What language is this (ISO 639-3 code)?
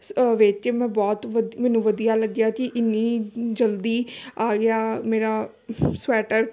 pan